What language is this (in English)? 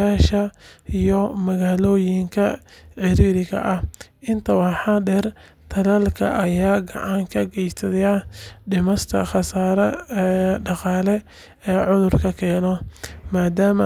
Somali